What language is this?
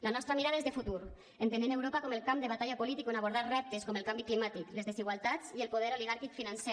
Catalan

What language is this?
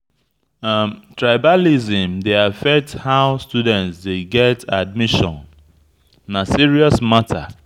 Nigerian Pidgin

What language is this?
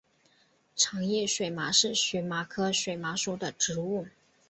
Chinese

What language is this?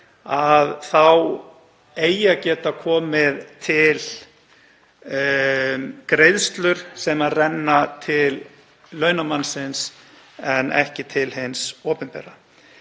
Icelandic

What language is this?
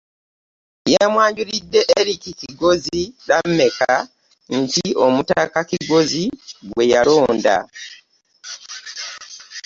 Ganda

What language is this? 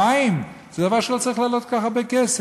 Hebrew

